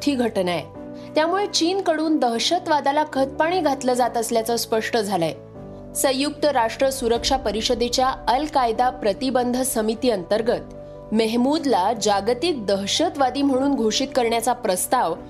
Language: Marathi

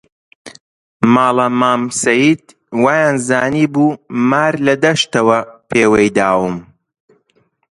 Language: Central Kurdish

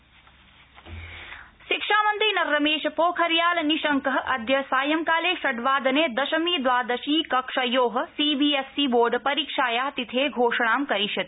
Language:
Sanskrit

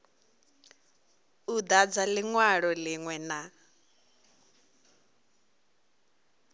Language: Venda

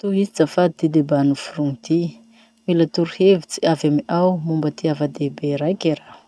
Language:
Masikoro Malagasy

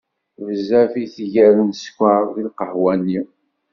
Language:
Kabyle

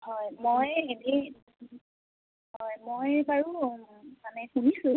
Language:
Assamese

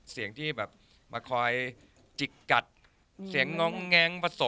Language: Thai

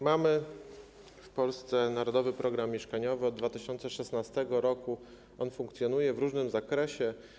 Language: Polish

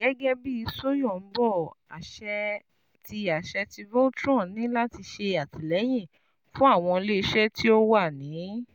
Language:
Yoruba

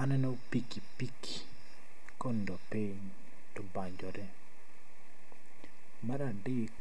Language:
Luo (Kenya and Tanzania)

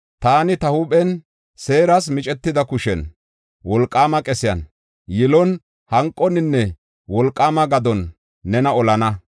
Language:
Gofa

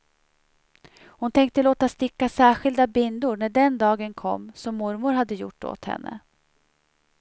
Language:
Swedish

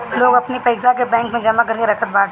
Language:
Bhojpuri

